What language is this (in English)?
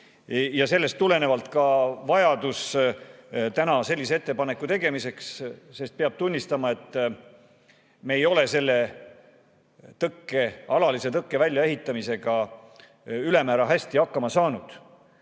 Estonian